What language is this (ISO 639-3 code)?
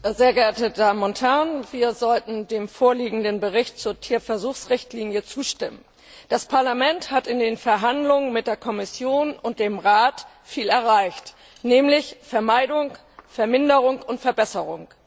deu